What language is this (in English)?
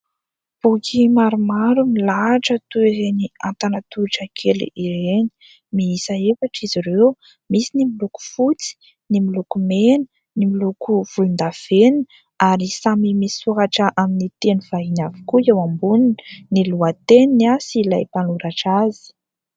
Malagasy